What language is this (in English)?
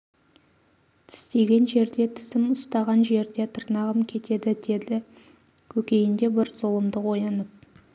Kazakh